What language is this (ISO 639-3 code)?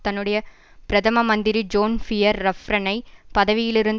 tam